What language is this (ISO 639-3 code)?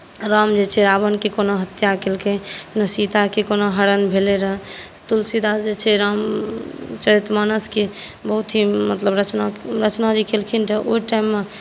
mai